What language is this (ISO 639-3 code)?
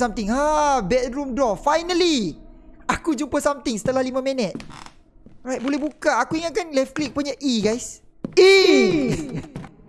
msa